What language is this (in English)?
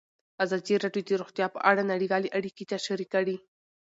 Pashto